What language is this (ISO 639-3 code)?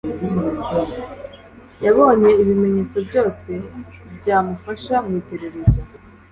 kin